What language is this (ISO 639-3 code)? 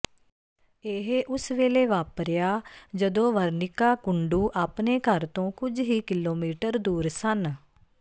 pan